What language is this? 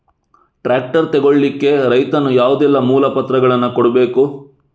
Kannada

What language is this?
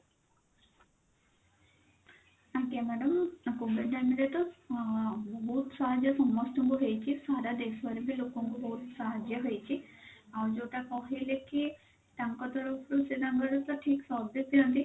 Odia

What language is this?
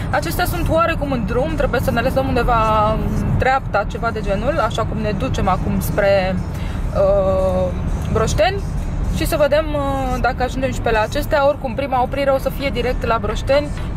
Romanian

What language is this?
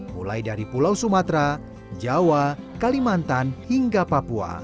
Indonesian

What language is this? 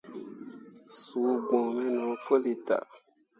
Mundang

